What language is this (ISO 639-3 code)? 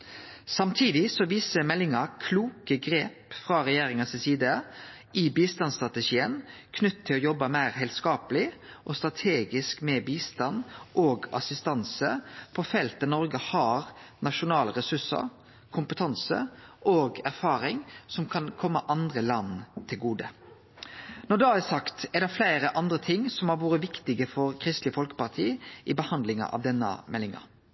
nno